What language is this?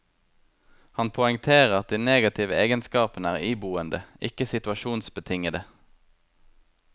Norwegian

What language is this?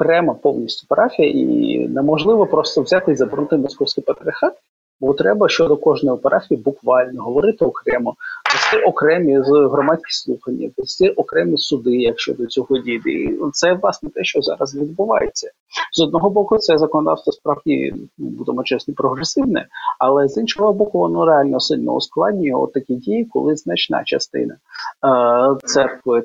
Ukrainian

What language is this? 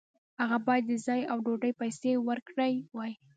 Pashto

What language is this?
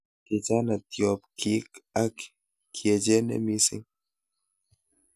Kalenjin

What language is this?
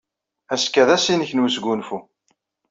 Kabyle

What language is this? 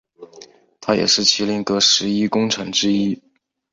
Chinese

